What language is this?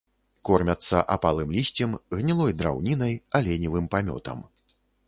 Belarusian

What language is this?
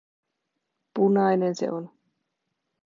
Finnish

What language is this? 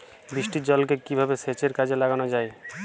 Bangla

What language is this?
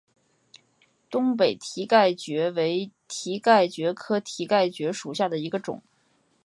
Chinese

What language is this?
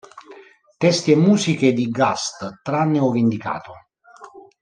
Italian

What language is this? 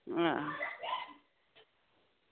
Dogri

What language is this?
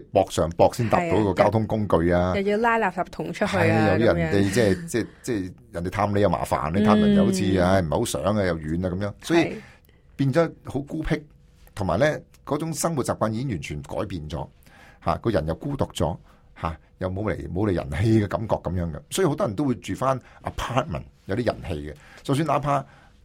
Chinese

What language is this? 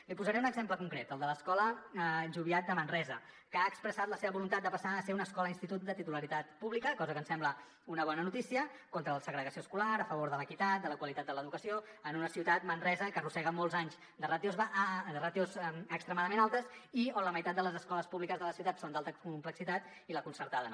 Catalan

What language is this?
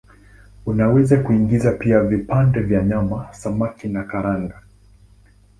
Swahili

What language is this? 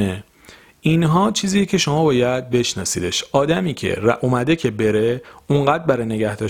Persian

